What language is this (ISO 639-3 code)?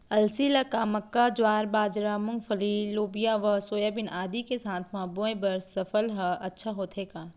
hne